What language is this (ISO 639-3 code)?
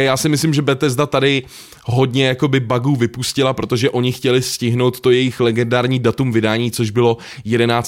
ces